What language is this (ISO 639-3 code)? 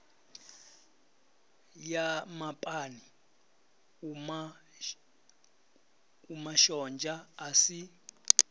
ven